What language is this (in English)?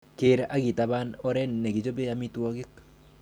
Kalenjin